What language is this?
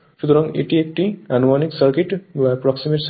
Bangla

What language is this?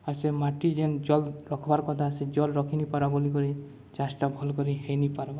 Odia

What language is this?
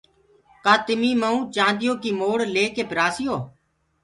Gurgula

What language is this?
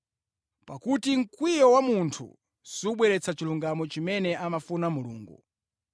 Nyanja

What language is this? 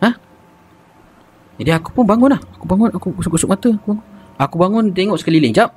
Malay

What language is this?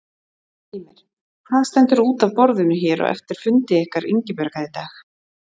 Icelandic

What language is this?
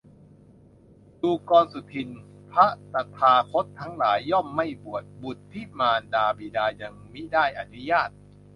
Thai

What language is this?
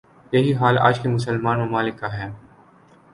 Urdu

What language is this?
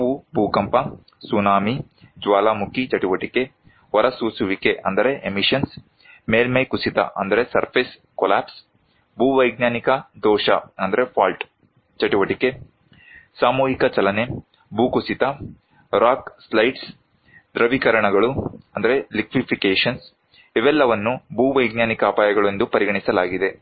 Kannada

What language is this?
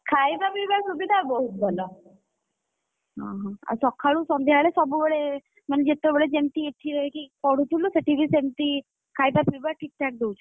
Odia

